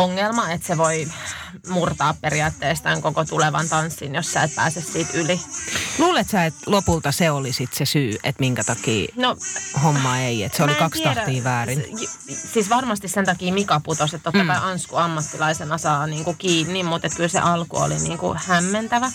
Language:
Finnish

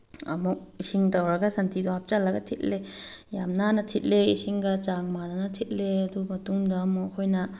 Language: Manipuri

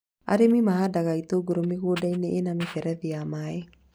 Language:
Kikuyu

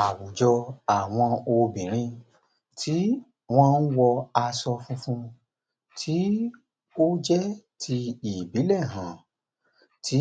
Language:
Yoruba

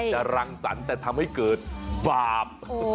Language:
Thai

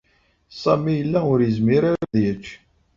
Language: Kabyle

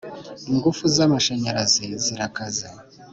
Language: Kinyarwanda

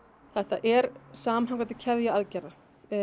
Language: Icelandic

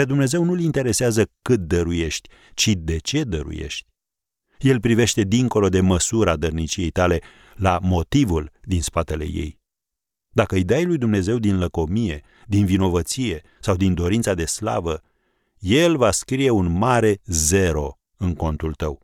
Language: Romanian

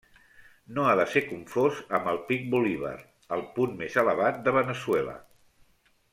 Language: Catalan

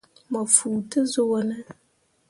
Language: Mundang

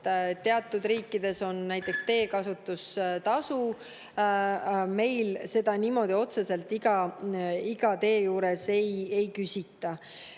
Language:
Estonian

